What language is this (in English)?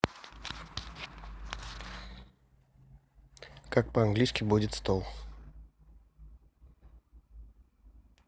Russian